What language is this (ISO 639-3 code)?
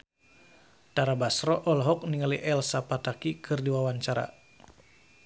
sun